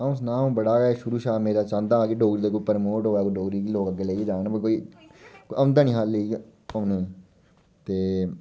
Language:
Dogri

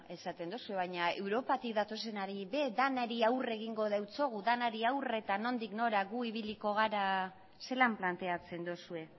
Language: Basque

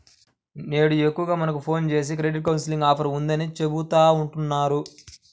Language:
Telugu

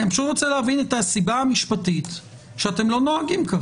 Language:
Hebrew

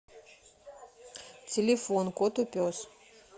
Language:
Russian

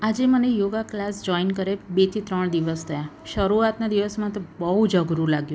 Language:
Gujarati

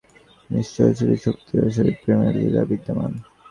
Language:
Bangla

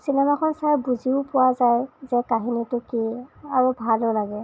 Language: Assamese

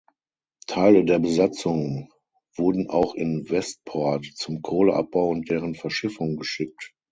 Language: German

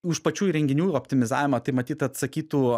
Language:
Lithuanian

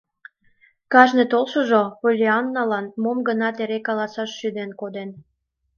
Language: Mari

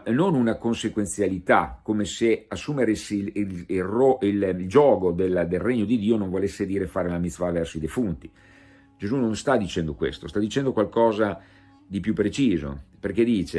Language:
Italian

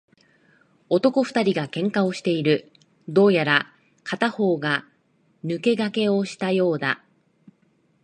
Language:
Japanese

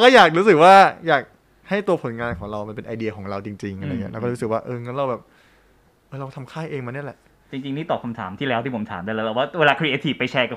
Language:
Thai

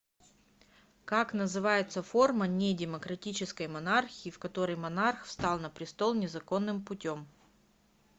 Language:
Russian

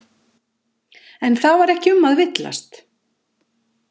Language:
Icelandic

